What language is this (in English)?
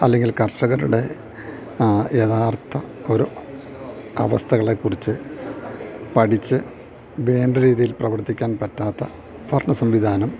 Malayalam